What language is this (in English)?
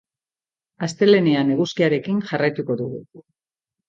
Basque